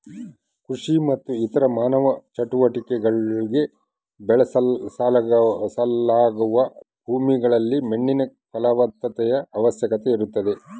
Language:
Kannada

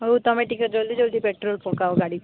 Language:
Odia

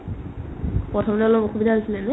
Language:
Assamese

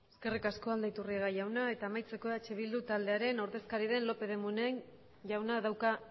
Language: Basque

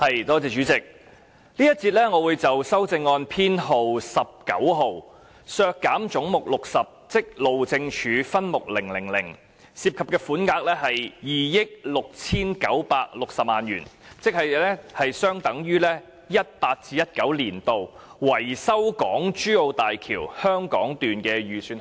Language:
Cantonese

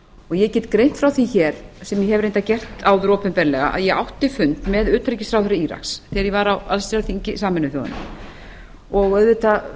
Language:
Icelandic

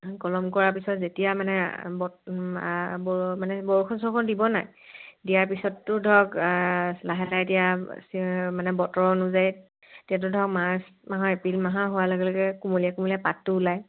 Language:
Assamese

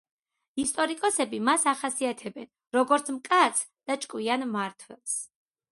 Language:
Georgian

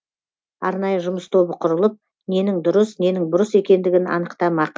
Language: Kazakh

